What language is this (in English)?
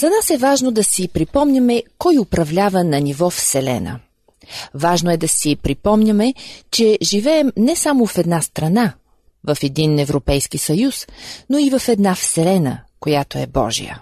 Bulgarian